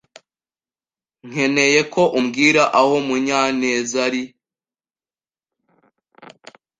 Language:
Kinyarwanda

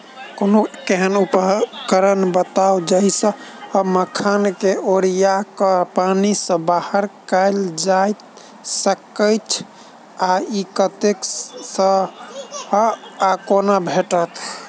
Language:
Maithili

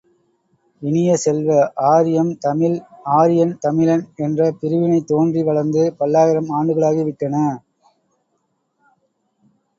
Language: Tamil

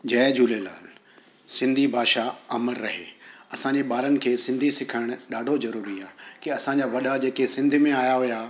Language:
Sindhi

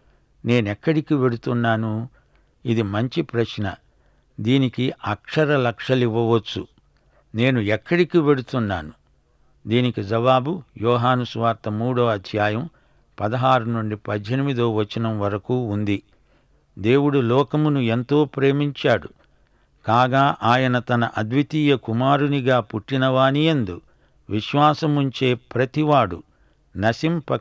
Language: Telugu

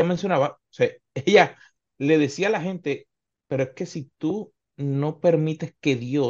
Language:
Spanish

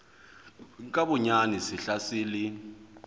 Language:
Southern Sotho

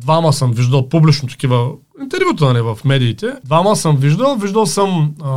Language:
Bulgarian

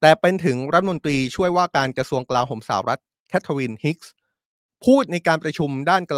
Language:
Thai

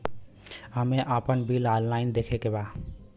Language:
Bhojpuri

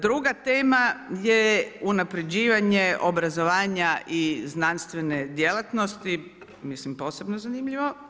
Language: Croatian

